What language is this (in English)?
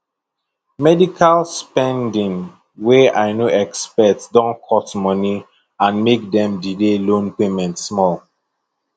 Nigerian Pidgin